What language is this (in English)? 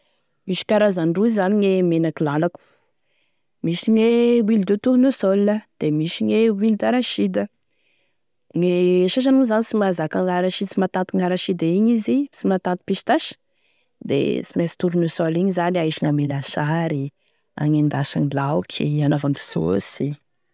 Tesaka Malagasy